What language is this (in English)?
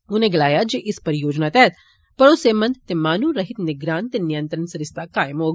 Dogri